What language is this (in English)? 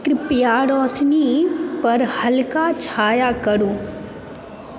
Maithili